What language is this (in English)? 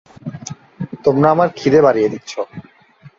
Bangla